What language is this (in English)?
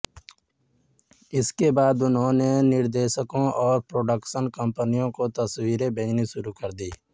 Hindi